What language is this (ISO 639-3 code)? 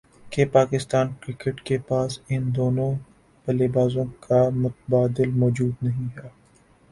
urd